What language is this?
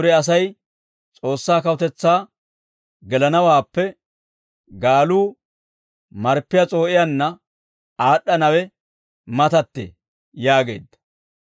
Dawro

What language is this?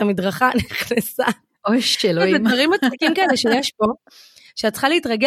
Hebrew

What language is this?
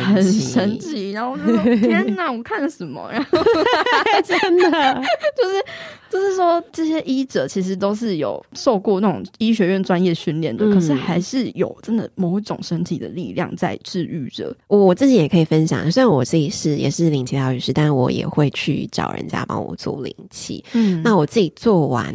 Chinese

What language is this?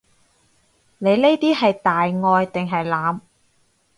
Cantonese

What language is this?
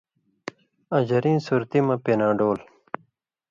Indus Kohistani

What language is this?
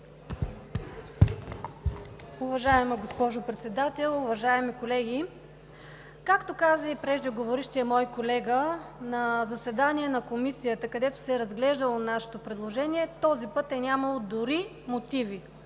Bulgarian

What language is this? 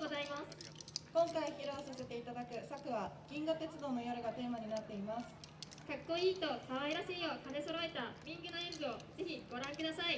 Japanese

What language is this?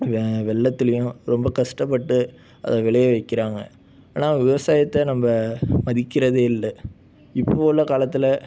Tamil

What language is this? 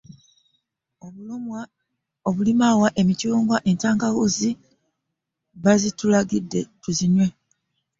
Ganda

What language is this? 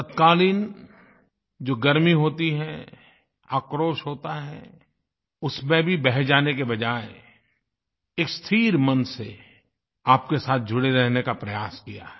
Hindi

